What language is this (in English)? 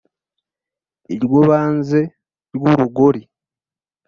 Kinyarwanda